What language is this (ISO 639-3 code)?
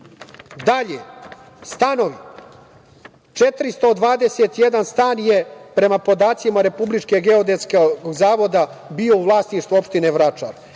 srp